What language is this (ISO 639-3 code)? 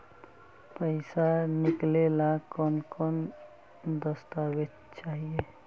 mag